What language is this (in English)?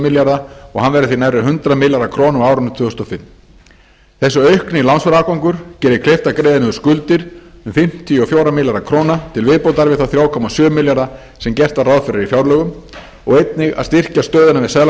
Icelandic